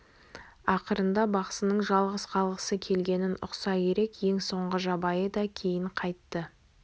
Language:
Kazakh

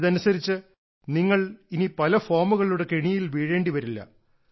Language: Malayalam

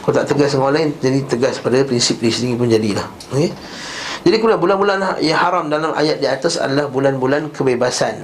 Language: Malay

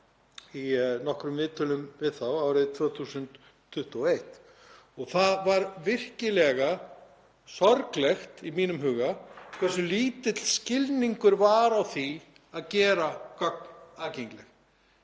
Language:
Icelandic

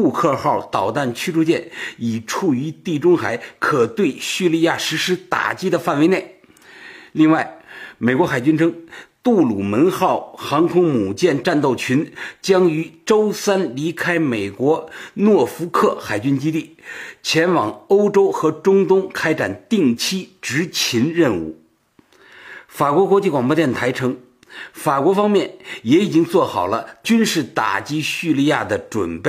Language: Chinese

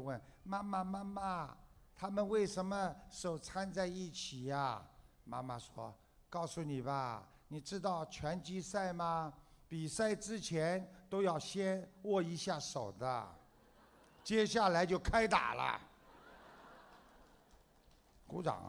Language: Chinese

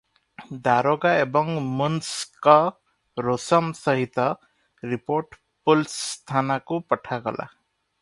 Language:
Odia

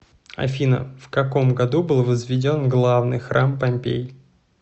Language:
Russian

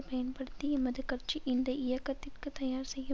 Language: Tamil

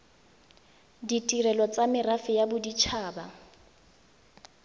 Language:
Tswana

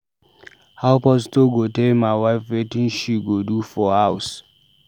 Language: Nigerian Pidgin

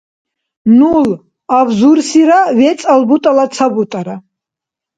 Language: Dargwa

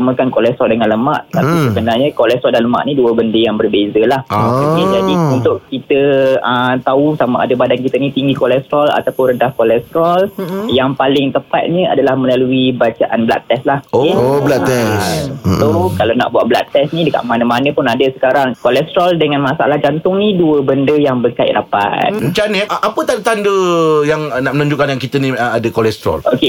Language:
Malay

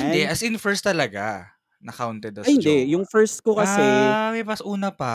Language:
Filipino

